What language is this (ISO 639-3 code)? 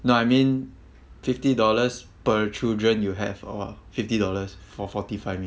eng